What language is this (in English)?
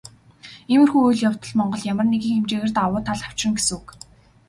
Mongolian